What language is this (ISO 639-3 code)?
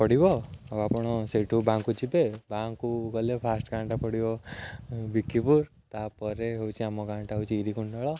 ori